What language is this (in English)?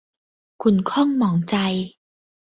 Thai